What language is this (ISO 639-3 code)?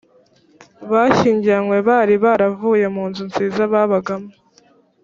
kin